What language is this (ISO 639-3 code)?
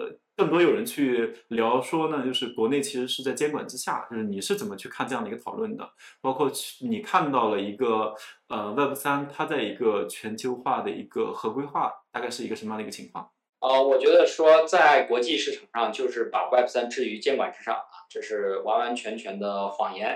zho